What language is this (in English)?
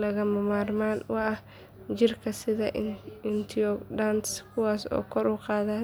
Somali